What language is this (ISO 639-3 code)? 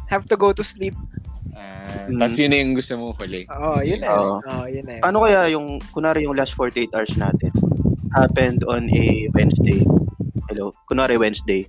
fil